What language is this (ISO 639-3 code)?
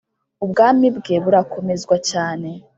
kin